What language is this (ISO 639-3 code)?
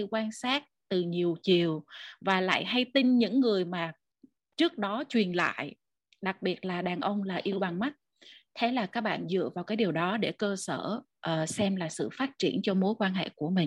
vie